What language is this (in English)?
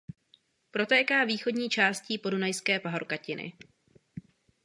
Czech